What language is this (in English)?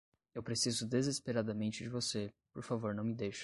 Portuguese